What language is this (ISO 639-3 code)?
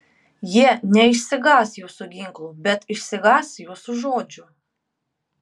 lit